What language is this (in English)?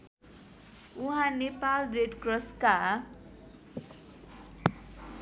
Nepali